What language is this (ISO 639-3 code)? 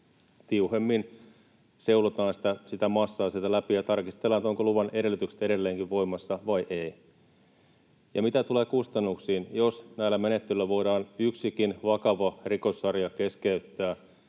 fin